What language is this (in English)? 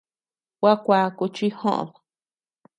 Tepeuxila Cuicatec